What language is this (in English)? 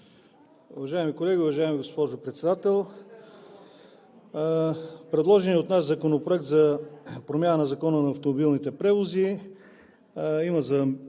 Bulgarian